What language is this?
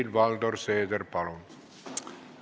Estonian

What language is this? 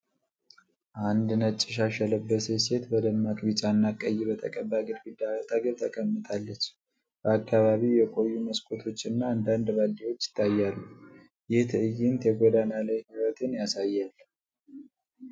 Amharic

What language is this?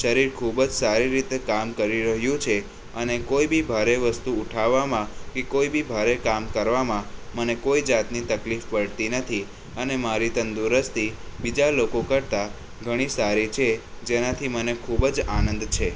Gujarati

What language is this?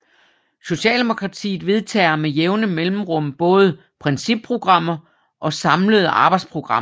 Danish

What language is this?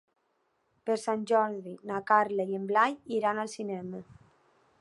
Catalan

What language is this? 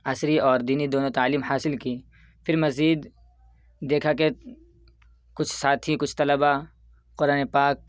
Urdu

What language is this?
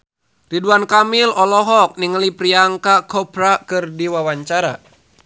Sundanese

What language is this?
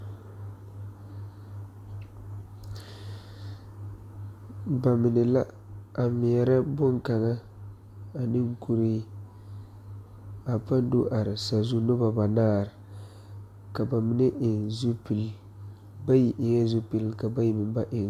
Southern Dagaare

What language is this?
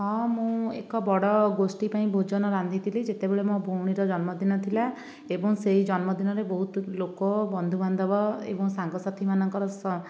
Odia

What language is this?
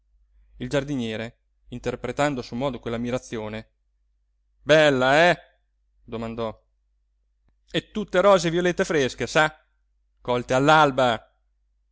Italian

